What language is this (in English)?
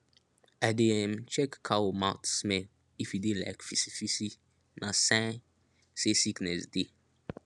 Nigerian Pidgin